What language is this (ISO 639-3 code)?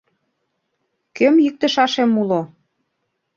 chm